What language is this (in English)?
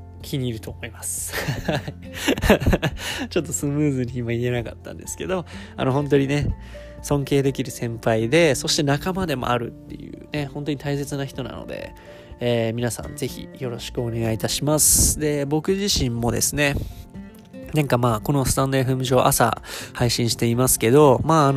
Japanese